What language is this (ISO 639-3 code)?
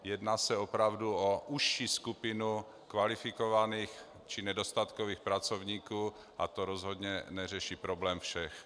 ces